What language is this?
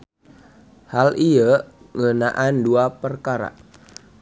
Sundanese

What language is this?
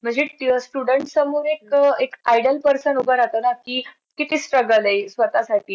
Marathi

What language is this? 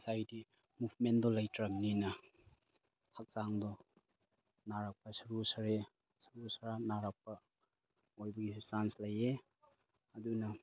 Manipuri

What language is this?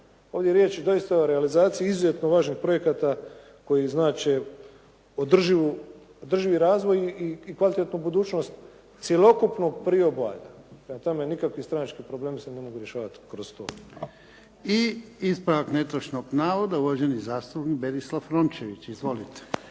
Croatian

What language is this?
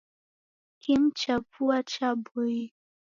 Taita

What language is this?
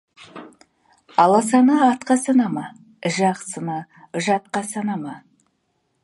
Kazakh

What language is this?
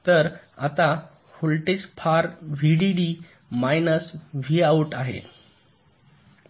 Marathi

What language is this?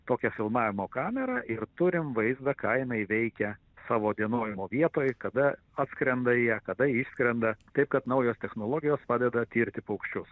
Lithuanian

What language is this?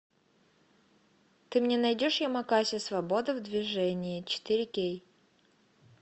Russian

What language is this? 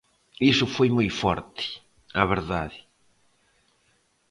Galician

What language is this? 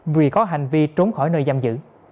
Vietnamese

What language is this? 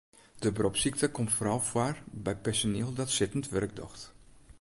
Western Frisian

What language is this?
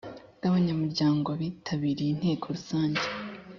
Kinyarwanda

